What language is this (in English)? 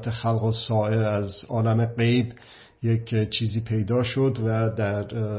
Persian